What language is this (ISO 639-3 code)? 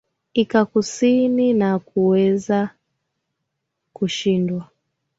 swa